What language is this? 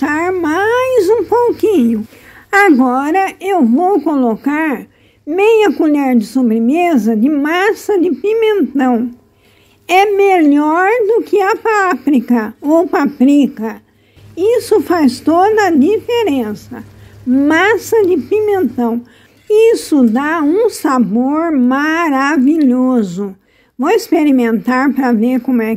Portuguese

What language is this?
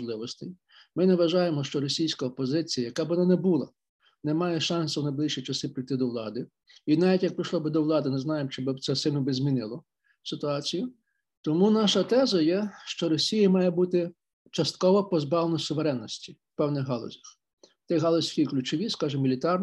Ukrainian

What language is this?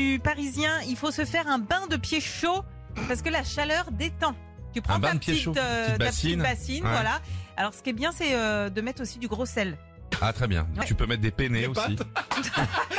French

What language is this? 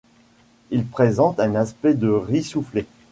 French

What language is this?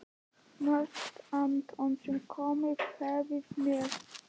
Icelandic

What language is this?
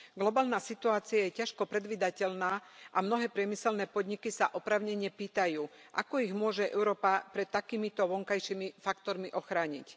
Slovak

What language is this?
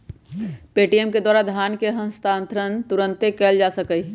Magahi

